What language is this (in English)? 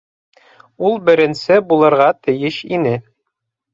Bashkir